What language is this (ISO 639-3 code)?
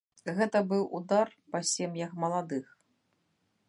bel